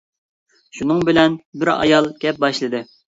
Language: Uyghur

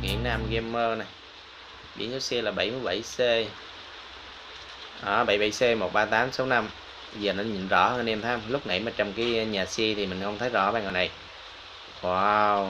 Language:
Vietnamese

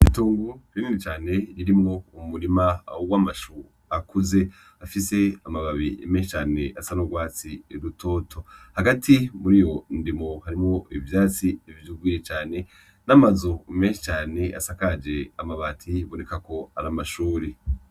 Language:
Rundi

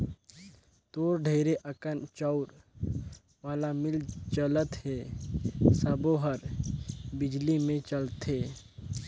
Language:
Chhattisgarhi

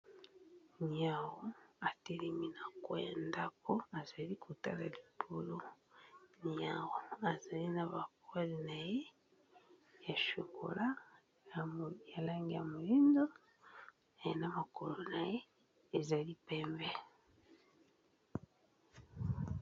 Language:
Lingala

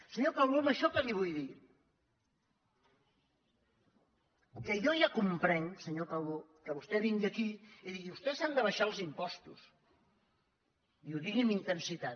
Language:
Catalan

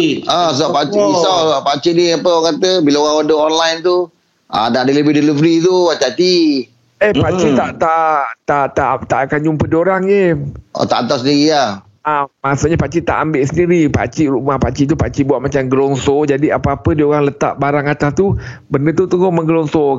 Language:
Malay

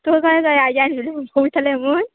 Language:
Konkani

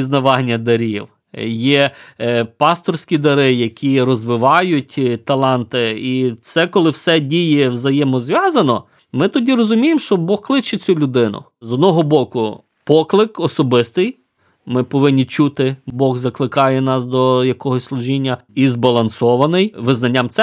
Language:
Ukrainian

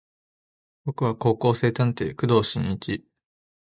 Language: Japanese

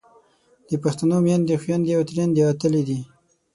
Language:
Pashto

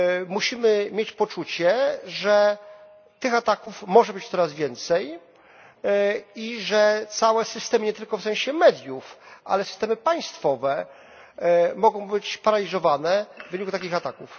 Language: Polish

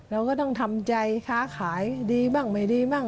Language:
Thai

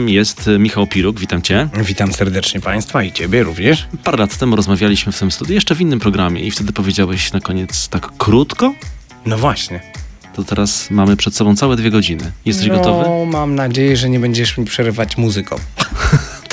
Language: Polish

